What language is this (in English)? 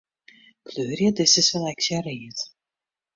Western Frisian